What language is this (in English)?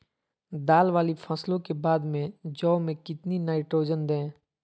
Magahi